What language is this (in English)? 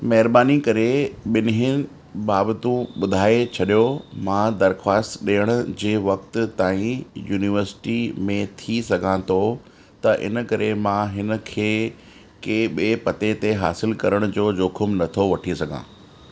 Sindhi